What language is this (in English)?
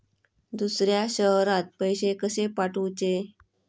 Marathi